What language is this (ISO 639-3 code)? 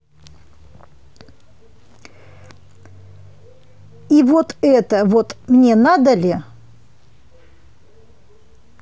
rus